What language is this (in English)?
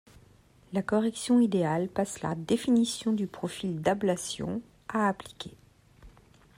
French